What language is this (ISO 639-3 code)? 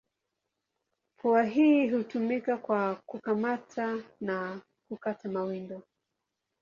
swa